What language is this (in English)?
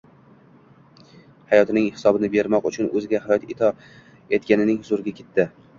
Uzbek